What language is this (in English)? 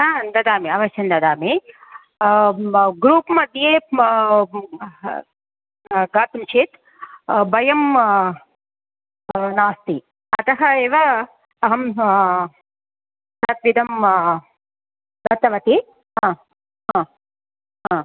Sanskrit